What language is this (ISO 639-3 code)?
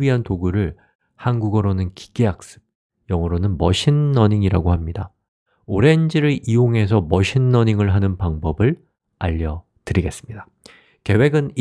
kor